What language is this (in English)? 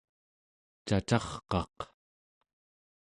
Central Yupik